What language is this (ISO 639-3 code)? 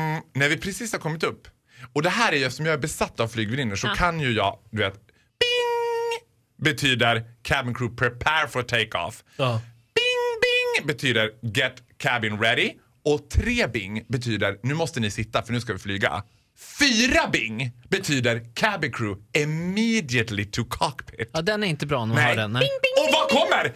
swe